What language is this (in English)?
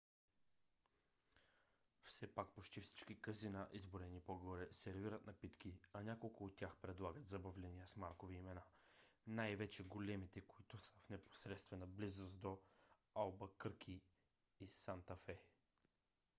Bulgarian